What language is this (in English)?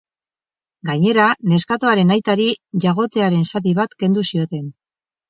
Basque